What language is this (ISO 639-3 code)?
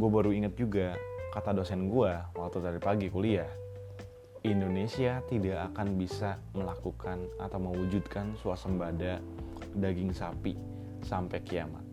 ind